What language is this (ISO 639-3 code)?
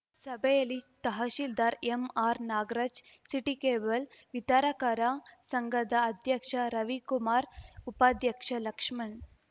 kan